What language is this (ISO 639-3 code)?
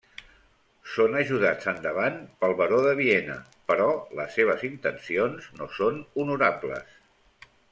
cat